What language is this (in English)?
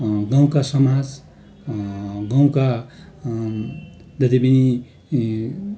Nepali